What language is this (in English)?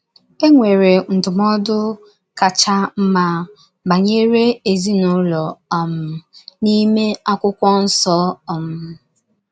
Igbo